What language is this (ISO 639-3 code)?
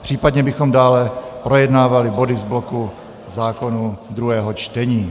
ces